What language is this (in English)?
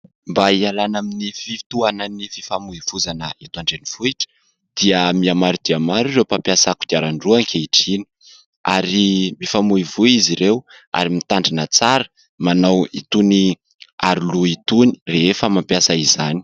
Malagasy